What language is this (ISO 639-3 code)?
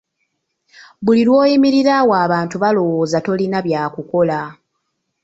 lug